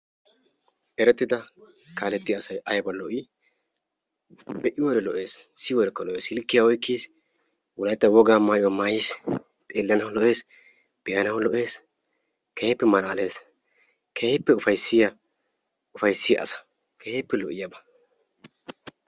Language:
Wolaytta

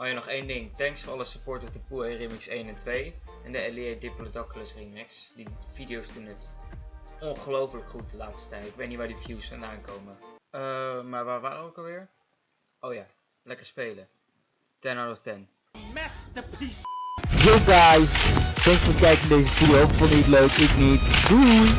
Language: Dutch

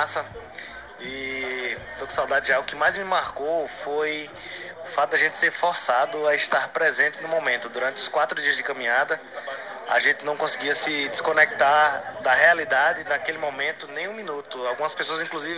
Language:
Portuguese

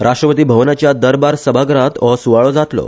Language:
Konkani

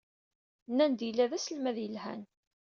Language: Kabyle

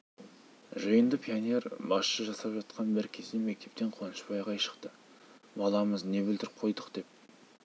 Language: Kazakh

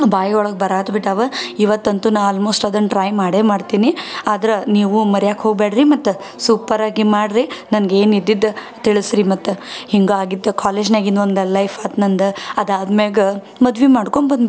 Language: Kannada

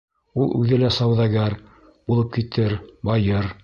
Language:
Bashkir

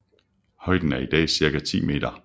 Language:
Danish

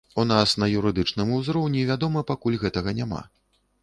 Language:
Belarusian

